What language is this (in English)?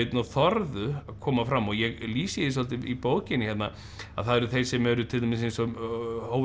Icelandic